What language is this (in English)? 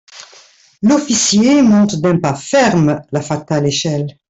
French